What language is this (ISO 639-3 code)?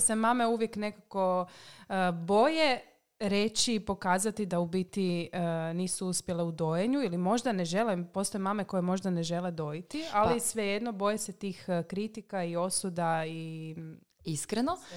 hrv